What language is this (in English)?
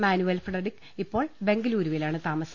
Malayalam